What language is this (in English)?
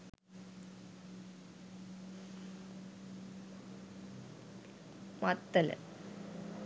Sinhala